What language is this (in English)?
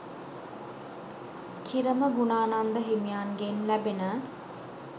Sinhala